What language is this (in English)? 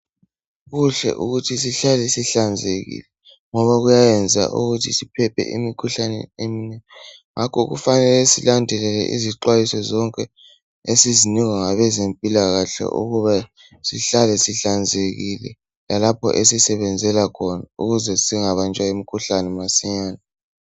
North Ndebele